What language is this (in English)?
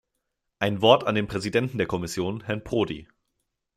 German